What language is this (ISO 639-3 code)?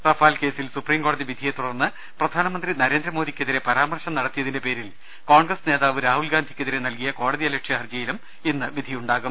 mal